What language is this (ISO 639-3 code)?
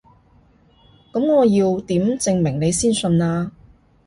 yue